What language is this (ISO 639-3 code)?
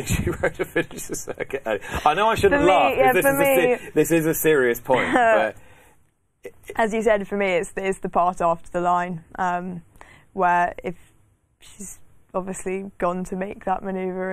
eng